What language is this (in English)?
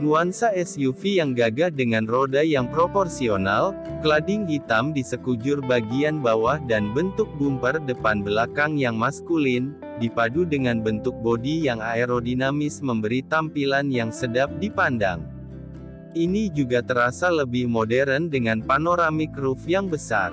Indonesian